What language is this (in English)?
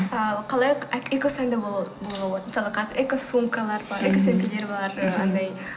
Kazakh